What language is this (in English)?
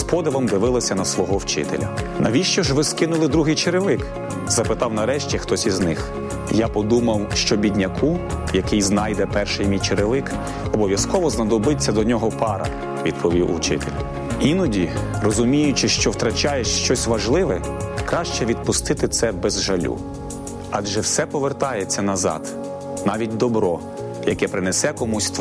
Ukrainian